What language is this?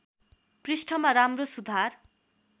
Nepali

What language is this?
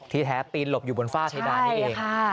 Thai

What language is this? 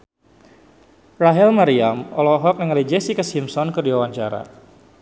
Sundanese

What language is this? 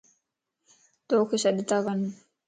Lasi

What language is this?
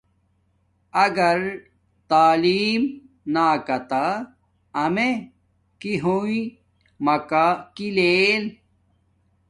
Domaaki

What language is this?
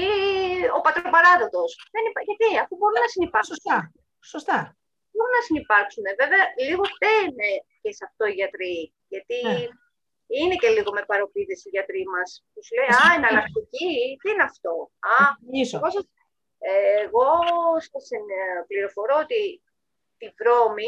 Greek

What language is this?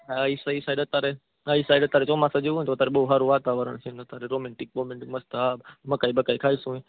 Gujarati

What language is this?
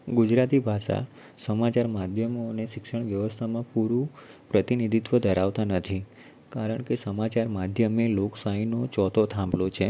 Gujarati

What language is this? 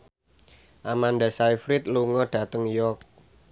Javanese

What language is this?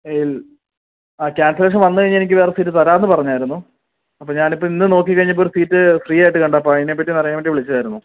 Malayalam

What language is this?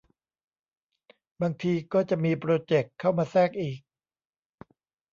Thai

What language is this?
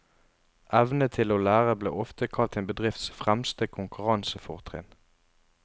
Norwegian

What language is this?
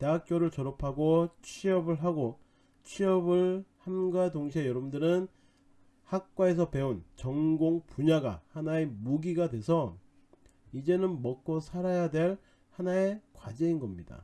Korean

